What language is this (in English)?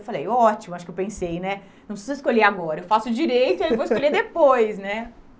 Portuguese